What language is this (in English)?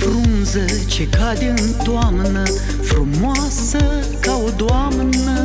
Romanian